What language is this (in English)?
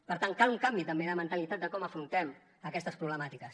Catalan